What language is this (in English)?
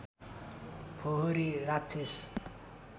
Nepali